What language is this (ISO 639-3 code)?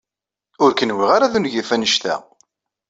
kab